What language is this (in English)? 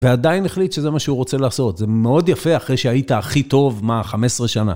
Hebrew